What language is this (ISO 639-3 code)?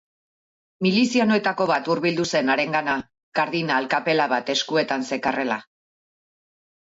eus